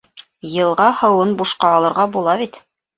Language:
Bashkir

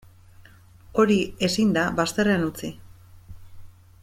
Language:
Basque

